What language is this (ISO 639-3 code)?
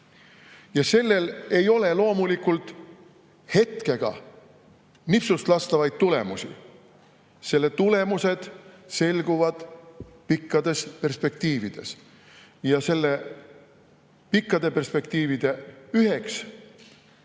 est